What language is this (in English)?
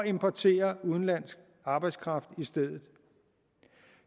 Danish